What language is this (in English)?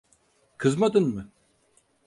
Turkish